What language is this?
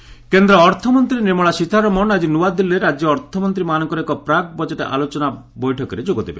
Odia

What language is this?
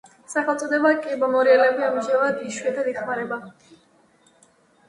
Georgian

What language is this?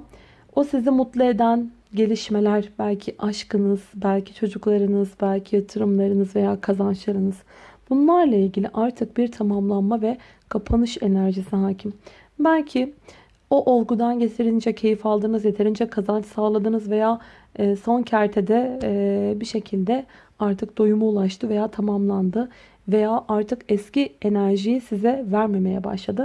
Turkish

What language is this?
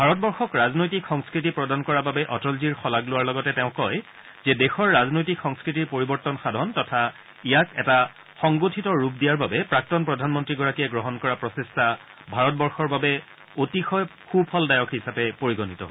Assamese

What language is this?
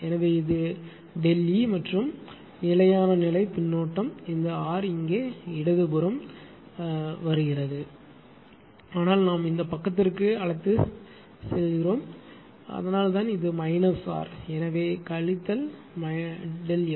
Tamil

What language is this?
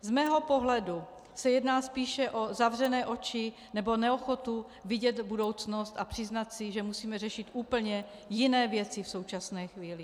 Czech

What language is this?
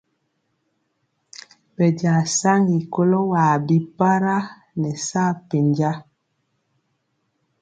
Mpiemo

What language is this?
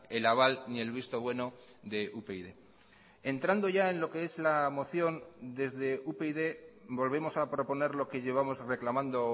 Spanish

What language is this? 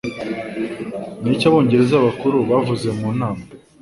Kinyarwanda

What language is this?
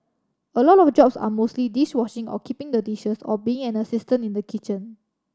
English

